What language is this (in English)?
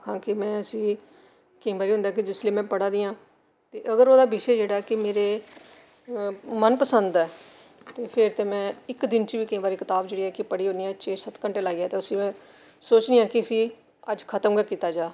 Dogri